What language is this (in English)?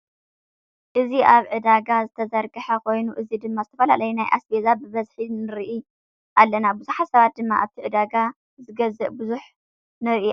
Tigrinya